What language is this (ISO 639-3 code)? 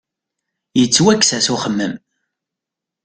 kab